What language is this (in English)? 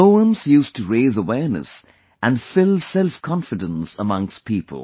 English